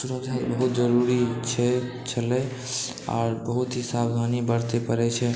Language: Maithili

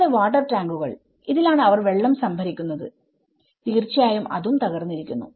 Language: Malayalam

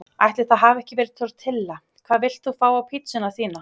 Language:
Icelandic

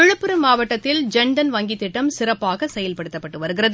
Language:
Tamil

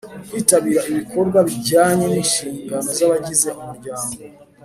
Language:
Kinyarwanda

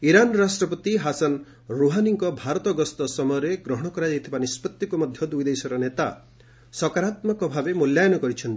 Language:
Odia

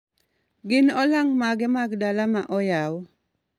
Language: Luo (Kenya and Tanzania)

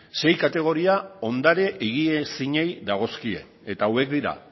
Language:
Basque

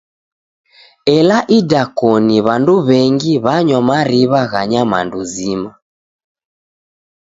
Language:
Taita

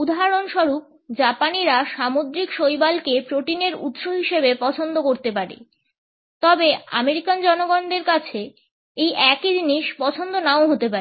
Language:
Bangla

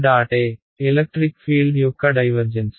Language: Telugu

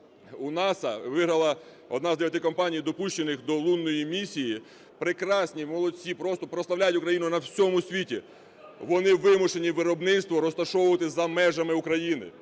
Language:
Ukrainian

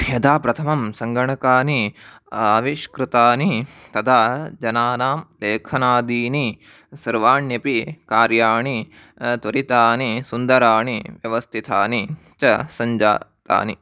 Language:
Sanskrit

